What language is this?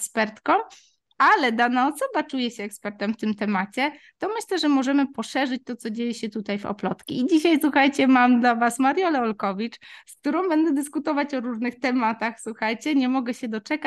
Polish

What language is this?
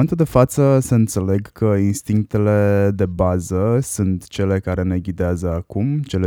Romanian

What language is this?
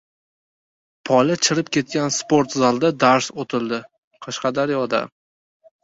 Uzbek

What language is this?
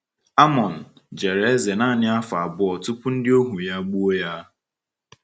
Igbo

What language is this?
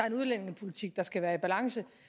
Danish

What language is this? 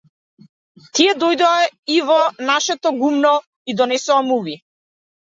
Macedonian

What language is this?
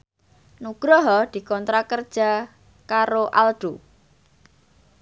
Javanese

